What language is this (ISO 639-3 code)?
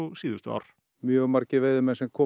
isl